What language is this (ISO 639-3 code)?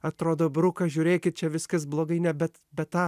lit